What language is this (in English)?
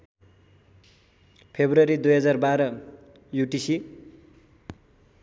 Nepali